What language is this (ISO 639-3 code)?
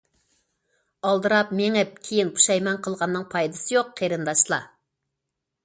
uig